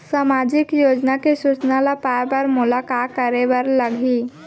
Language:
Chhattisgarhi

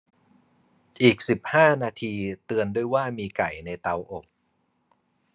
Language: Thai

